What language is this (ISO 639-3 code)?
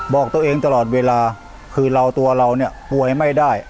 tha